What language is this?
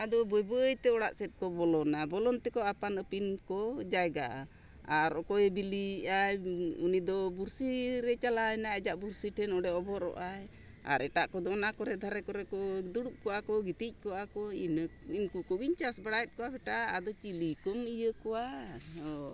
Santali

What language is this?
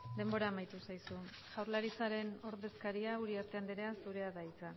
Basque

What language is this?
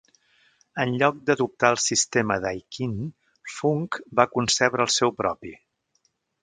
Catalan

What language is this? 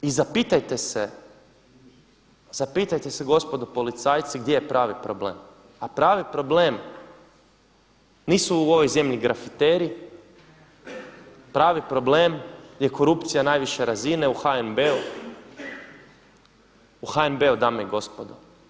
Croatian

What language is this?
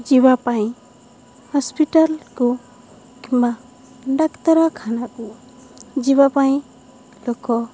Odia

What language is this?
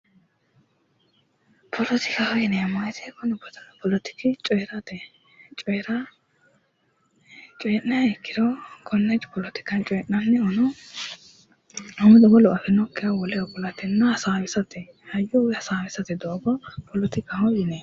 Sidamo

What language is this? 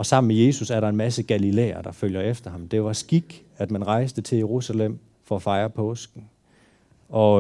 Danish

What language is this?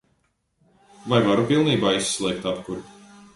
Latvian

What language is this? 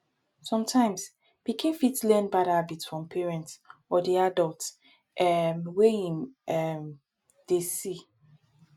Nigerian Pidgin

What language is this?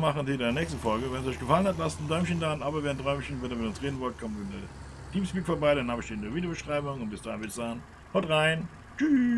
German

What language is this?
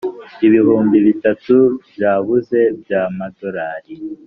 Kinyarwanda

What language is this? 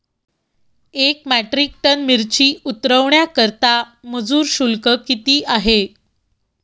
Marathi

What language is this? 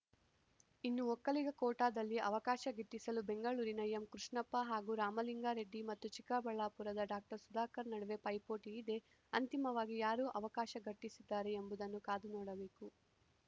Kannada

